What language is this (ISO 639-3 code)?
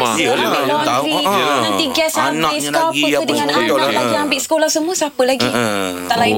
msa